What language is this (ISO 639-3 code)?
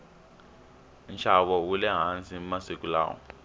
tso